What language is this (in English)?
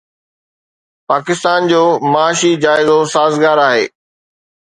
Sindhi